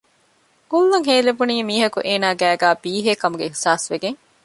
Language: Divehi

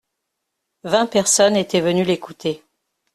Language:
French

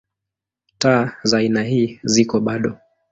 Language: Swahili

